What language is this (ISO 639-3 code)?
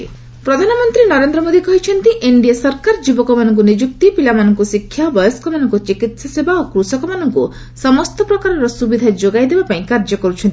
ori